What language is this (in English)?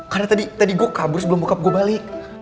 Indonesian